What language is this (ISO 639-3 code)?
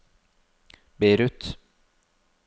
nor